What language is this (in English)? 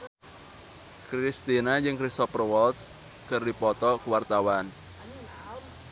Sundanese